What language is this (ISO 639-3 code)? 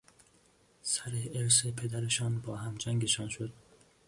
fas